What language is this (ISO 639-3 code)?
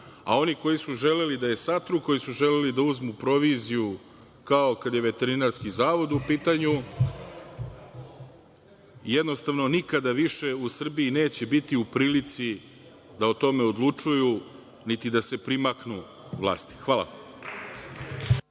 srp